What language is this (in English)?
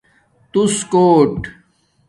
Domaaki